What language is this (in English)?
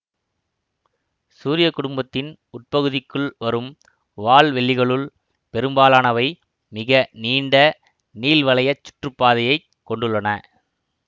Tamil